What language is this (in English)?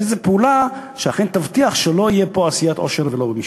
Hebrew